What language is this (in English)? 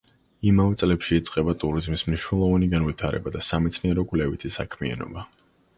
Georgian